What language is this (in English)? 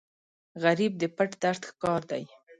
Pashto